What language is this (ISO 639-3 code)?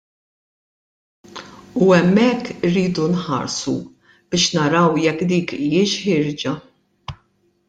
mlt